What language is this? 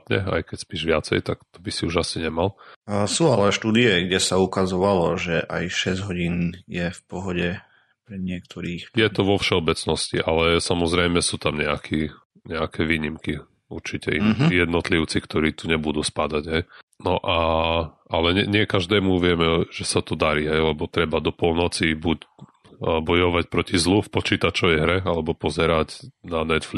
Slovak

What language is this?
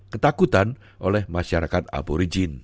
Indonesian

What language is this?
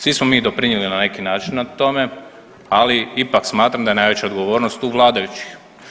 Croatian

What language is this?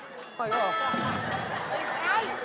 Thai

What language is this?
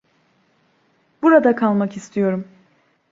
Turkish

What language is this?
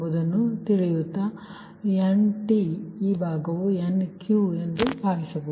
Kannada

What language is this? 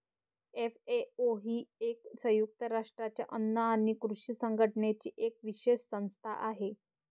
Marathi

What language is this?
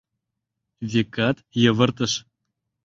Mari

